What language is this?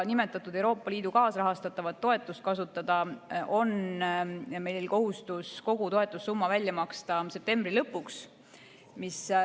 Estonian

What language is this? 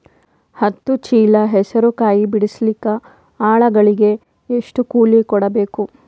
Kannada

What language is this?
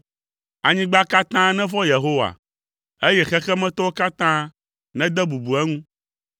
Ewe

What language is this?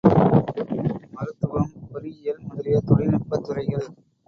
Tamil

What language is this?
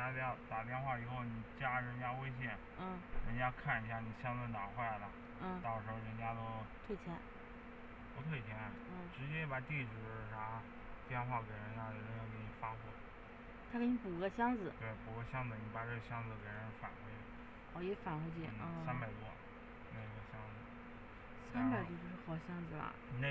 Chinese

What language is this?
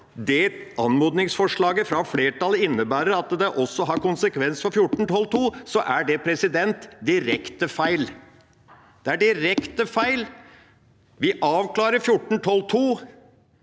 Norwegian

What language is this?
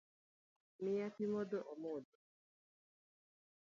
Luo (Kenya and Tanzania)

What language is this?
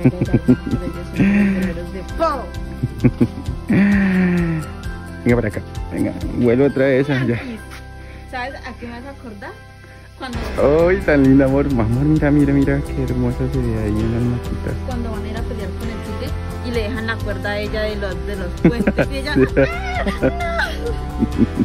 Spanish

